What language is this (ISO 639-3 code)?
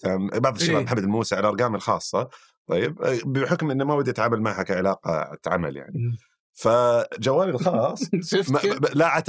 ara